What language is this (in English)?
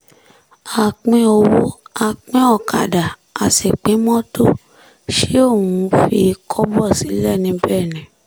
Yoruba